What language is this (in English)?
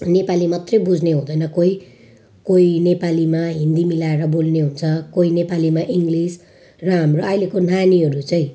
Nepali